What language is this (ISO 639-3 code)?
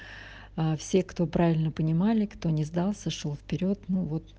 rus